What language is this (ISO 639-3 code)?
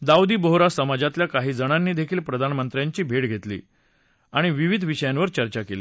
mar